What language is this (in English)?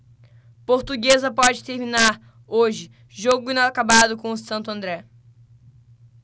Portuguese